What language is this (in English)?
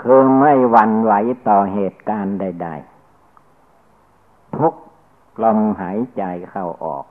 Thai